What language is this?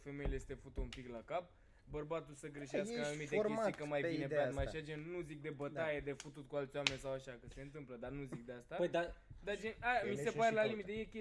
Romanian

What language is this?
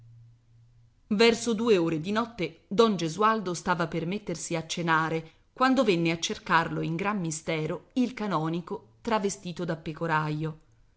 Italian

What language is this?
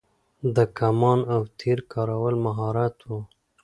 Pashto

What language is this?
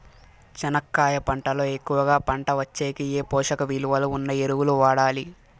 Telugu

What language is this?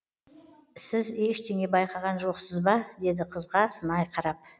Kazakh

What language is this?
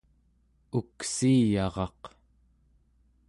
Central Yupik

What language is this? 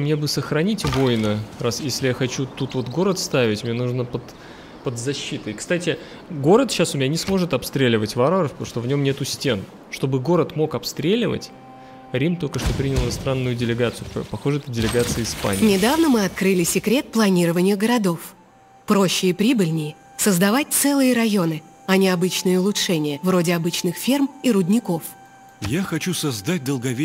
Russian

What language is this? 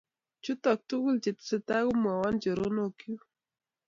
Kalenjin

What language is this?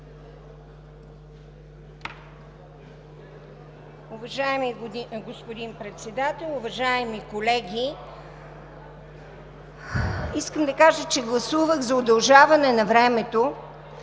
Bulgarian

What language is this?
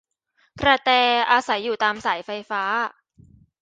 Thai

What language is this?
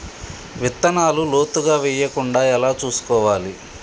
Telugu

